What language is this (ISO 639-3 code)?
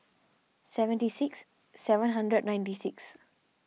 eng